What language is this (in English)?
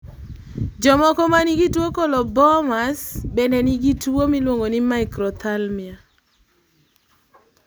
Luo (Kenya and Tanzania)